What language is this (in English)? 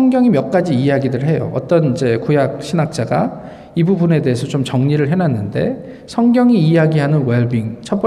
Korean